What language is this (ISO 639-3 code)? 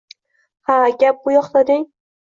uzb